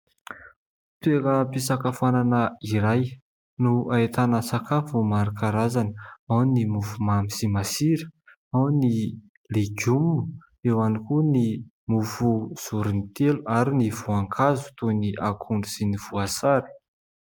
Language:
Malagasy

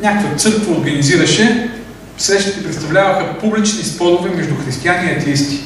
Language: Bulgarian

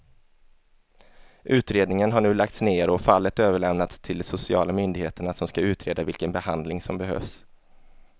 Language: Swedish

